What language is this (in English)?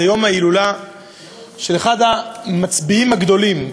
Hebrew